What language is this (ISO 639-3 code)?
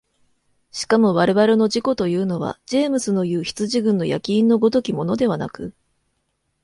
jpn